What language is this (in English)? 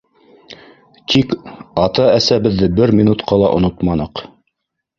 Bashkir